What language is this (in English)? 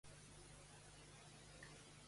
Catalan